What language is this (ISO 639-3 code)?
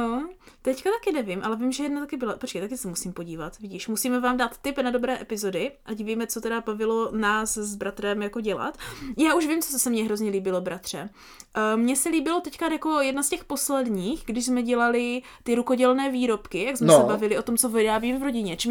ces